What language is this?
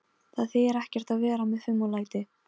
Icelandic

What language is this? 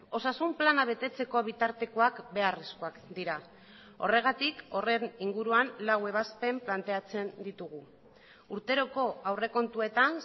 Basque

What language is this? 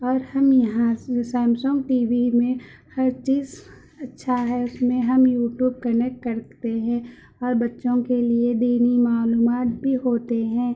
Urdu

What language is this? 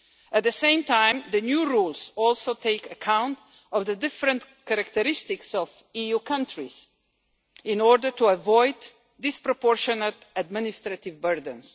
English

